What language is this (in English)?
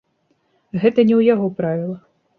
Belarusian